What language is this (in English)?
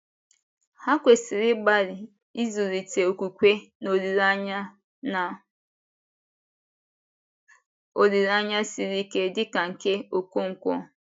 Igbo